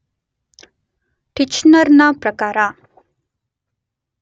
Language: Kannada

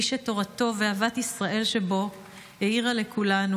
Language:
Hebrew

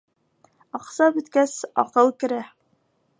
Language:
Bashkir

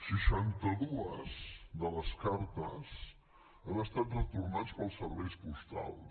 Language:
Catalan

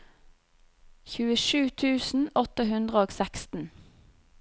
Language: Norwegian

